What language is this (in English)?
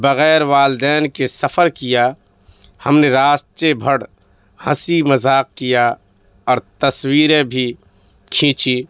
Urdu